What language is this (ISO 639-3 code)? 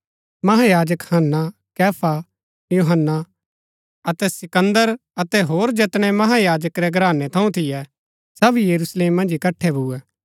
gbk